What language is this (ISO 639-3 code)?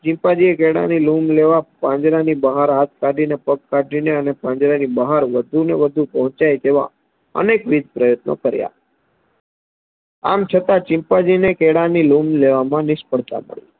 guj